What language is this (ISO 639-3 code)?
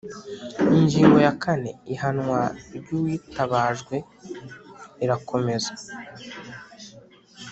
kin